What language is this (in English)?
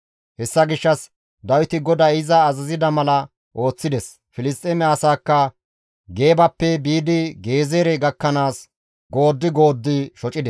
Gamo